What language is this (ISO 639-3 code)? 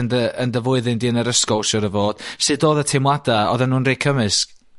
cym